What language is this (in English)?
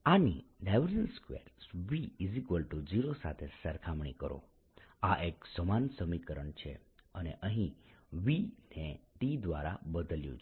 Gujarati